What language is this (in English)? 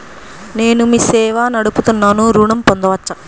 Telugu